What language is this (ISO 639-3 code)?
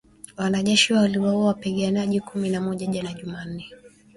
swa